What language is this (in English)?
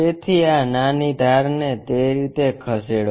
Gujarati